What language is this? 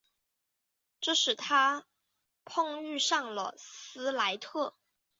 Chinese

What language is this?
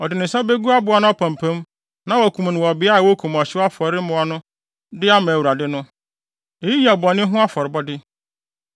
Akan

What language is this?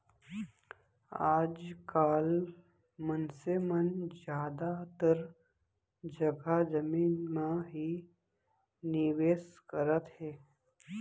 Chhattisgarhi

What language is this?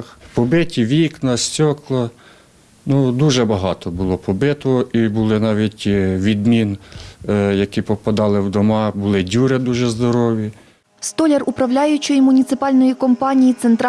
Ukrainian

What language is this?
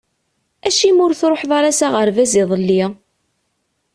Kabyle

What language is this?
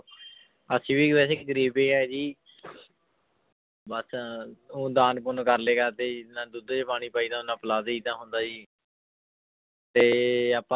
Punjabi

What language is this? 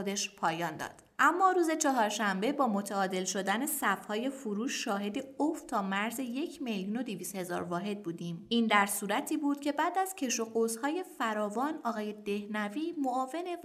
Persian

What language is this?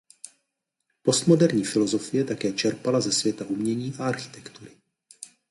Czech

